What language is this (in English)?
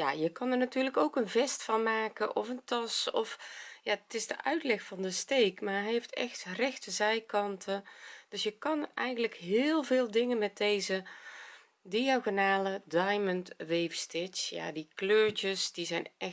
Dutch